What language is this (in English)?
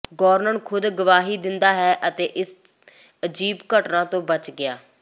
Punjabi